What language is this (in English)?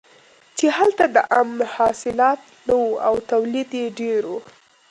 Pashto